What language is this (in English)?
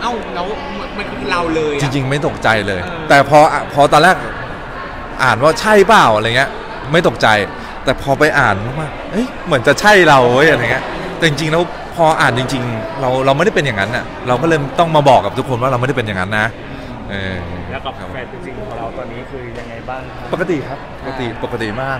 Thai